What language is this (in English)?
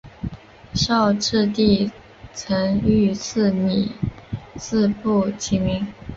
Chinese